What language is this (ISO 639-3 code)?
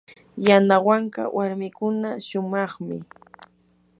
qur